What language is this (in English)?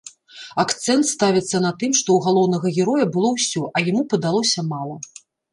Belarusian